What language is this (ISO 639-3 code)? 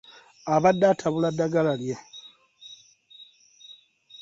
lug